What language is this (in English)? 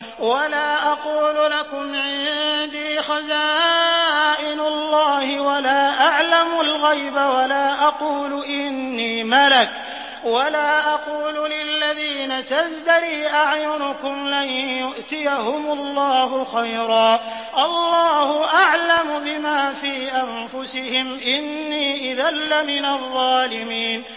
Arabic